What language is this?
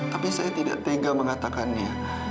Indonesian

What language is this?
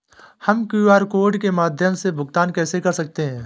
Hindi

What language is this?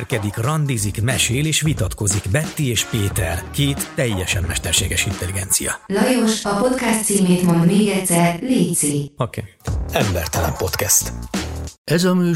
Hungarian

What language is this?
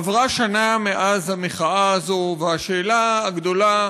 Hebrew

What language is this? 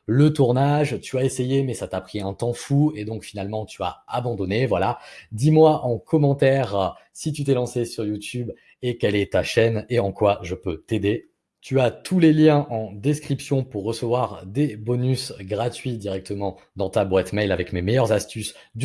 French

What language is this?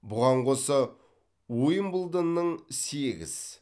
Kazakh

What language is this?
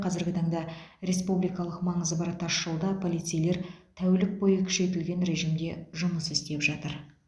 Kazakh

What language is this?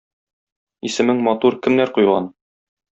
Tatar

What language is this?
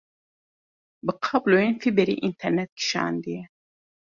Kurdish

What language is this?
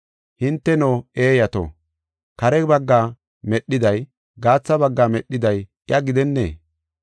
Gofa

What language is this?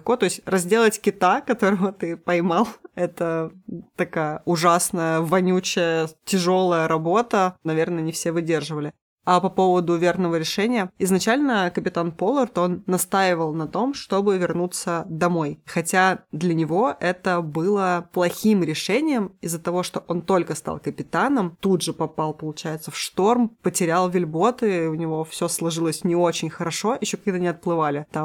Russian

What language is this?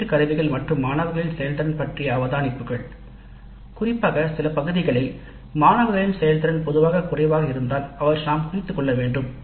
Tamil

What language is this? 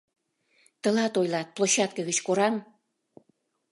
Mari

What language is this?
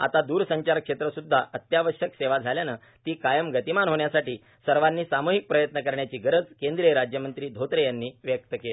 Marathi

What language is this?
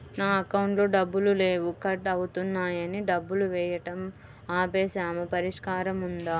Telugu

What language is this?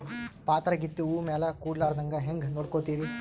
Kannada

